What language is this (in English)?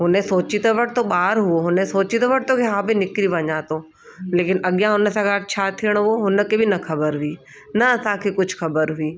Sindhi